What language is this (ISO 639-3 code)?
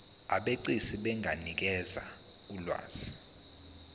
zul